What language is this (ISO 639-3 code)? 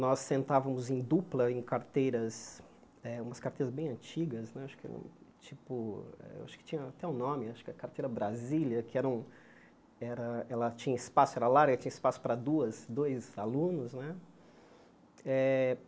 por